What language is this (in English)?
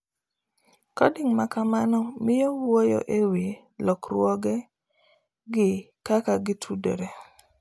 Luo (Kenya and Tanzania)